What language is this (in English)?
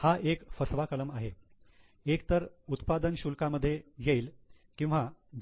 Marathi